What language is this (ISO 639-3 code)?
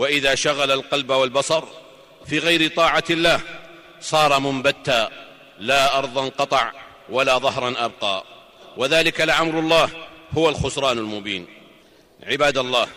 ara